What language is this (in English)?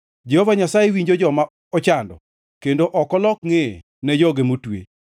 Luo (Kenya and Tanzania)